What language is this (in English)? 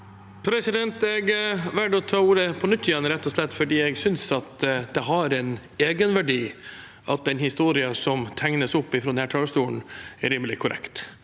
Norwegian